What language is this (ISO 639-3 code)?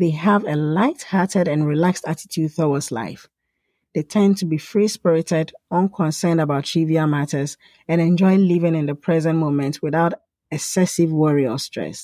eng